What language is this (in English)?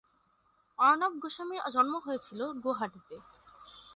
Bangla